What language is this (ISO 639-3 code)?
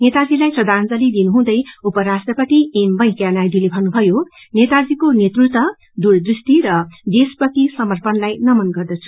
nep